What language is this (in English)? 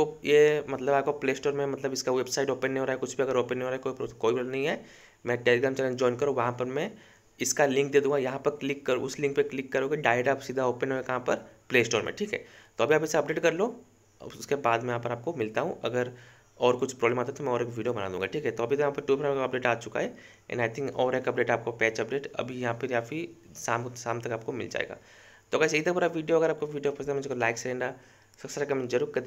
Hindi